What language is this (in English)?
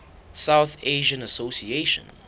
Southern Sotho